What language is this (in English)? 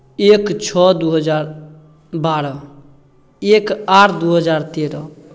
Maithili